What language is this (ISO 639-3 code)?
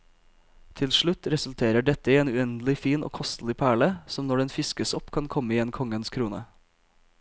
nor